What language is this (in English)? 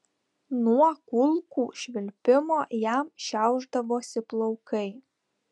Lithuanian